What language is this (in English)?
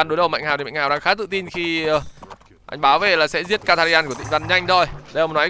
Vietnamese